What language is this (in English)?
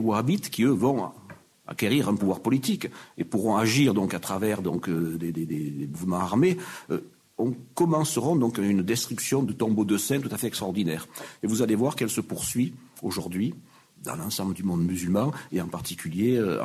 French